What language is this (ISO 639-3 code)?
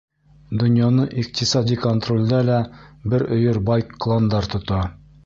bak